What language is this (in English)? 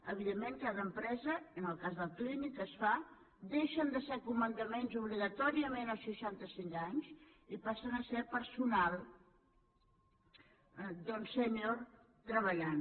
Catalan